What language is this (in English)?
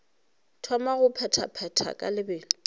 Northern Sotho